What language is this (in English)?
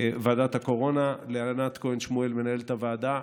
Hebrew